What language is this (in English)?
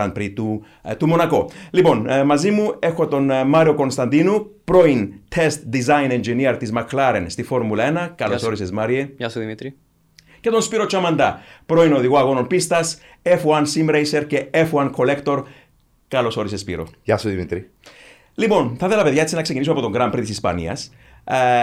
Greek